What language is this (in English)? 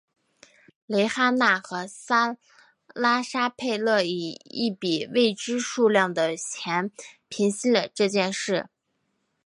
Chinese